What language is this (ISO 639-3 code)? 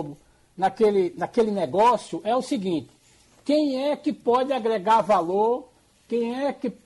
por